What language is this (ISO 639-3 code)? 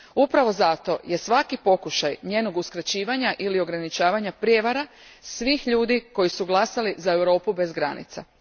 hrv